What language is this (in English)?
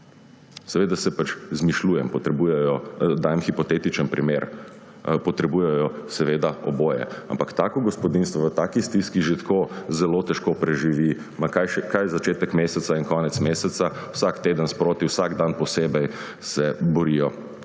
Slovenian